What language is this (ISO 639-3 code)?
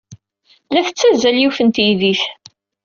kab